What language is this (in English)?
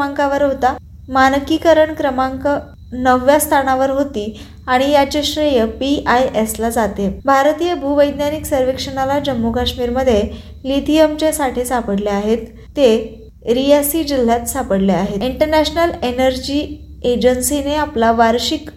Marathi